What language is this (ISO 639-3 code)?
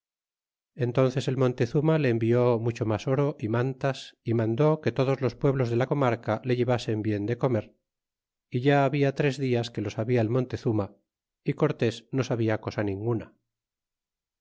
spa